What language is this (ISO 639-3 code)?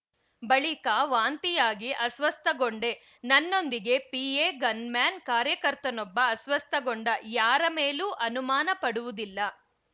kan